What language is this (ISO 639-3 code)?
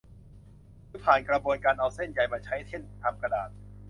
tha